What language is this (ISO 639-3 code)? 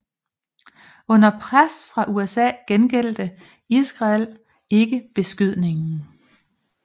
dan